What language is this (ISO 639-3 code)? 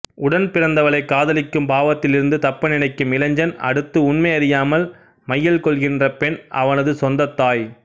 tam